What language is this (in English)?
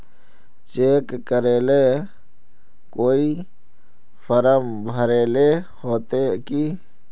Magahi